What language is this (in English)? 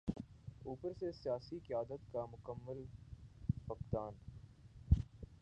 Urdu